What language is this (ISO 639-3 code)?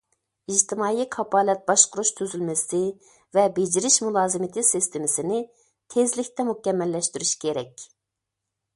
uig